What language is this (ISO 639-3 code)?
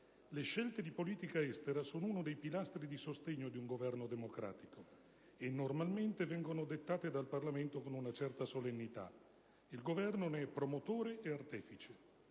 ita